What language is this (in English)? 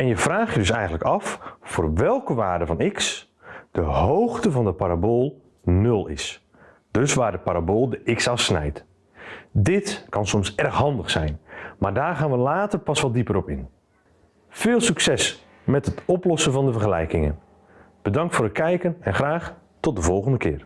Dutch